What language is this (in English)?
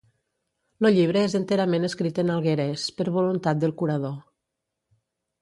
Catalan